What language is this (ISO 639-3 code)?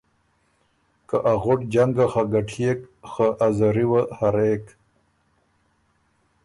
oru